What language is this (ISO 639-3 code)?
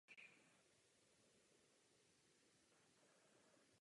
ces